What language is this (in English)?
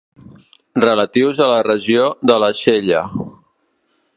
Catalan